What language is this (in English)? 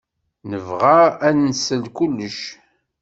Kabyle